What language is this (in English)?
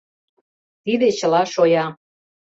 Mari